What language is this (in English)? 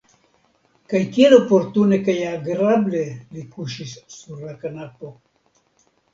Esperanto